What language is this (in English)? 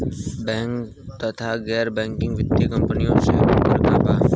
Bhojpuri